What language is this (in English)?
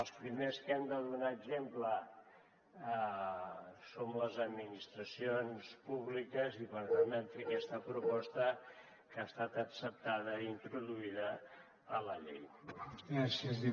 Catalan